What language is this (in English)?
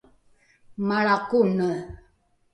Rukai